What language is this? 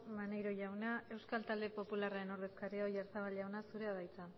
Basque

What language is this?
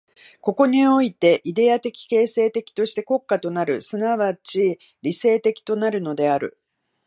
Japanese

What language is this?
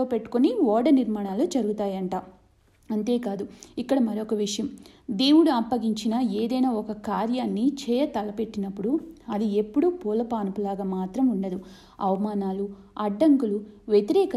Telugu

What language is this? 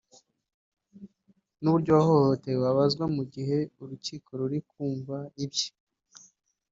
Kinyarwanda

